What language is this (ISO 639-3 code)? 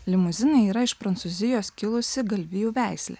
lit